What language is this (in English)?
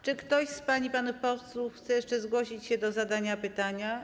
Polish